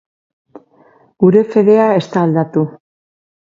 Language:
Basque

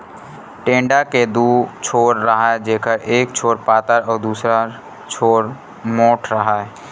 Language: Chhattisgarhi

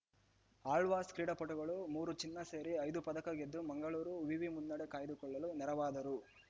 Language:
Kannada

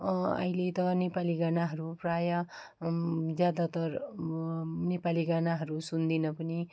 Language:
Nepali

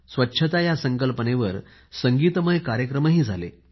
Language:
Marathi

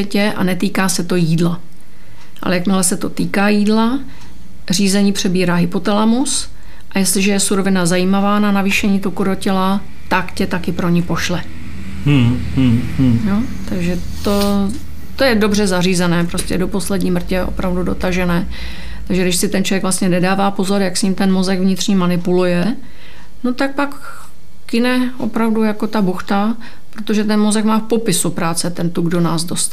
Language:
Czech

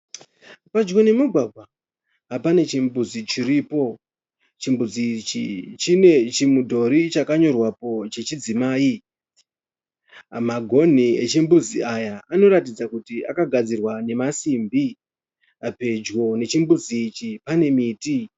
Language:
Shona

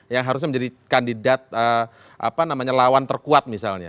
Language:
Indonesian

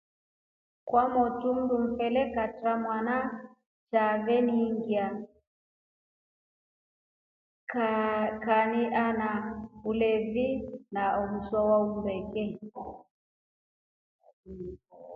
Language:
Rombo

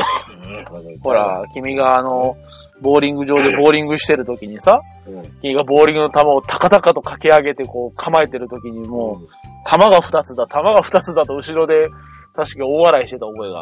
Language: Japanese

